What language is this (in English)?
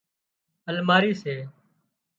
Wadiyara Koli